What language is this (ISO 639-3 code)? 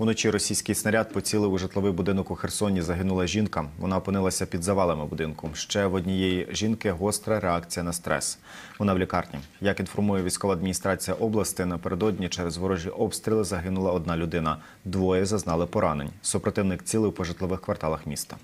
ukr